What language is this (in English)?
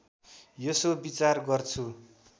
Nepali